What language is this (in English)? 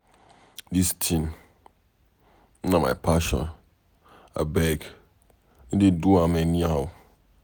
Nigerian Pidgin